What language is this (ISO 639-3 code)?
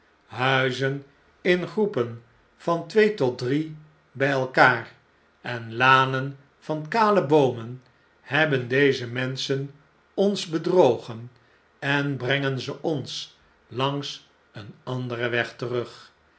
nld